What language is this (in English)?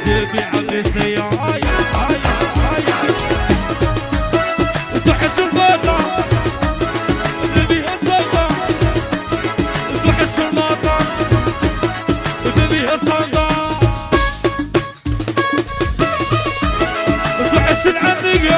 Arabic